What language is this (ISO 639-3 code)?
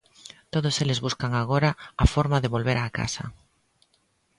glg